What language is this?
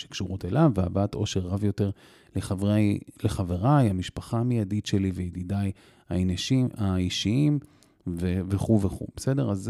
Hebrew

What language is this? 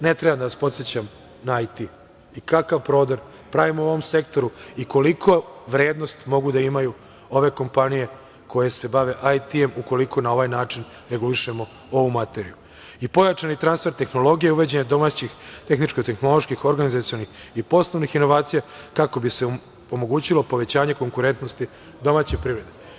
Serbian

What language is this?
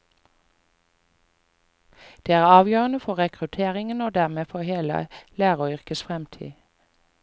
Norwegian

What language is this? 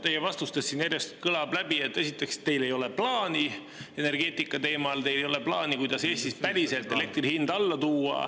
Estonian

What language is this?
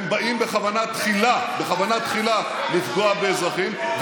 Hebrew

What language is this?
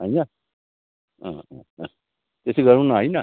Nepali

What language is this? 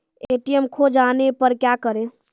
Maithili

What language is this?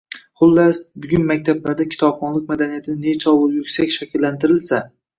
Uzbek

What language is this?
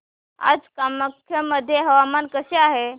Marathi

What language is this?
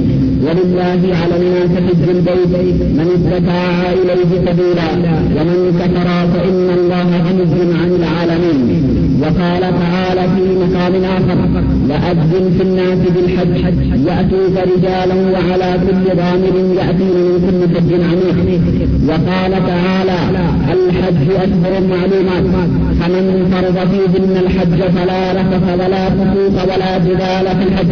Urdu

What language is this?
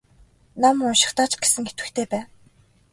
Mongolian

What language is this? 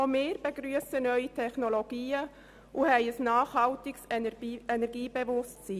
Swiss German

